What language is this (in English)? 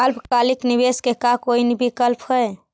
Magahi